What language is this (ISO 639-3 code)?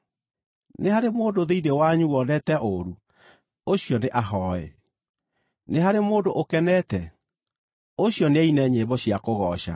kik